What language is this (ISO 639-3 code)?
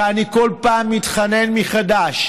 heb